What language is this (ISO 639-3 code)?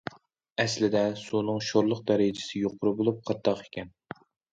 uig